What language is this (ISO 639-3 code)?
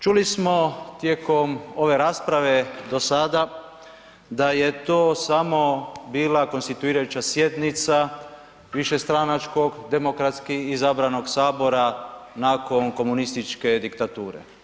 hrv